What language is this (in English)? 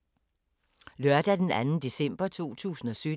Danish